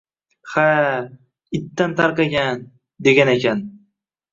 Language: Uzbek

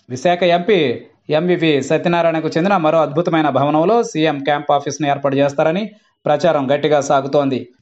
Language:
Arabic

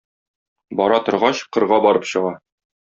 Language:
Tatar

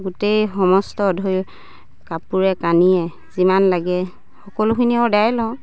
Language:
Assamese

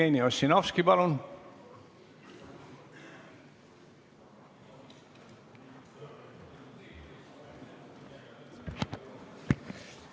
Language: Estonian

